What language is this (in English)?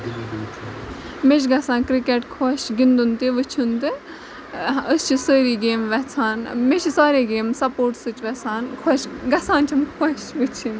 Kashmiri